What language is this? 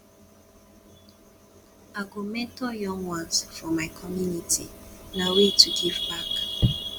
Nigerian Pidgin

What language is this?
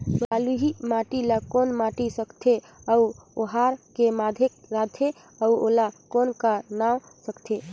Chhattisgarhi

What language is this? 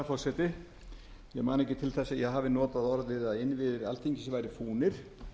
Icelandic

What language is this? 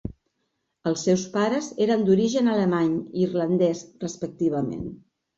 Catalan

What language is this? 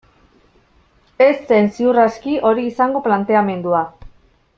Basque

